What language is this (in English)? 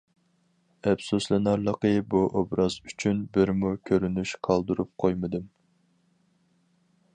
Uyghur